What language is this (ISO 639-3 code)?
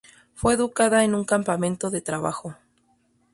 spa